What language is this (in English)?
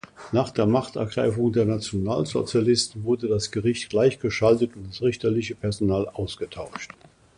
German